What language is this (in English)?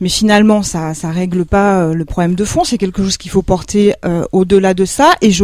French